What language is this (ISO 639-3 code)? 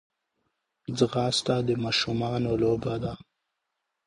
pus